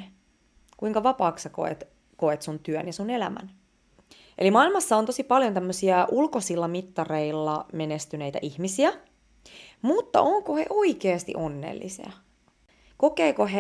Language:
Finnish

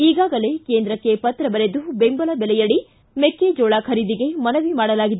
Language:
Kannada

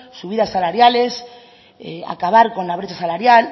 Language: Spanish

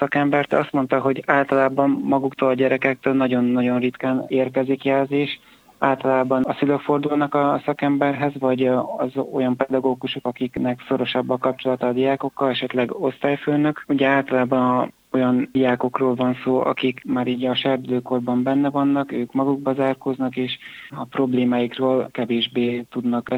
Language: Hungarian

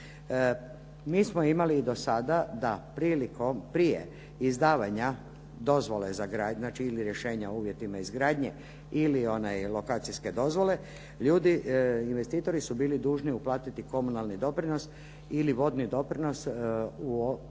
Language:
Croatian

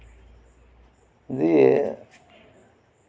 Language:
Santali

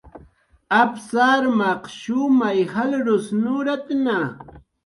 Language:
Jaqaru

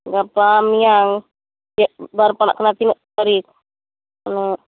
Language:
Santali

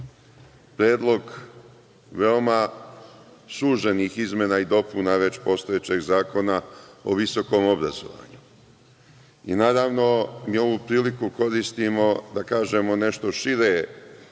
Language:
Serbian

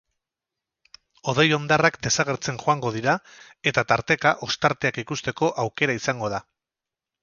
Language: Basque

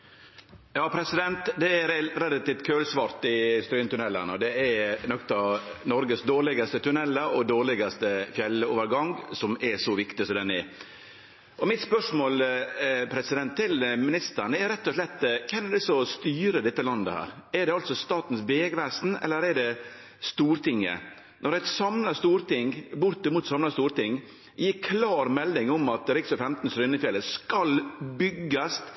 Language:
Norwegian Nynorsk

